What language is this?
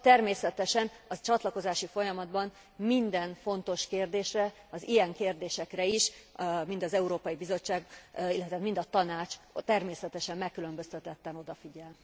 Hungarian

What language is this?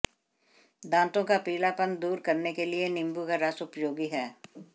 Hindi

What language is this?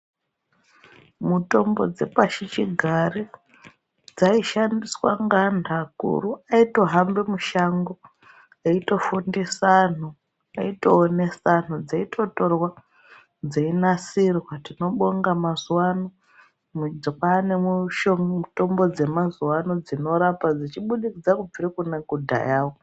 Ndau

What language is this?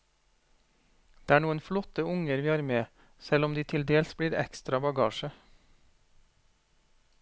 Norwegian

